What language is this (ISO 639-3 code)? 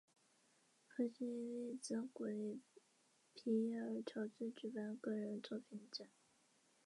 zho